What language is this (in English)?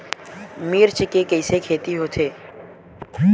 Chhattisgarhi